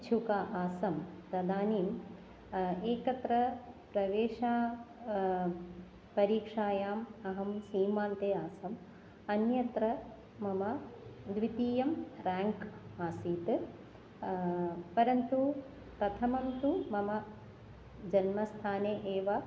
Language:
Sanskrit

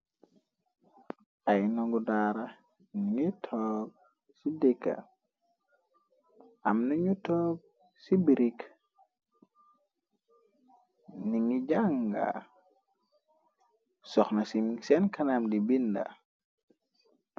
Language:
Wolof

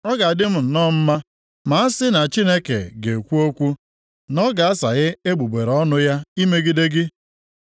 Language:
Igbo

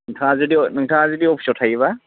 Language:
Bodo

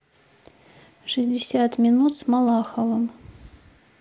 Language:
Russian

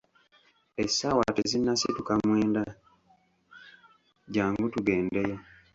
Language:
Ganda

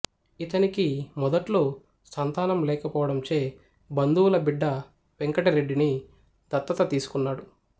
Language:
Telugu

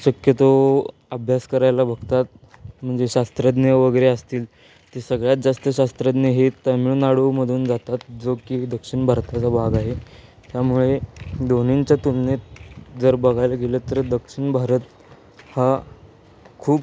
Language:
Marathi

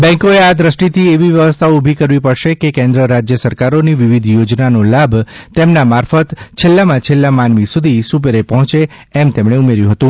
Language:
Gujarati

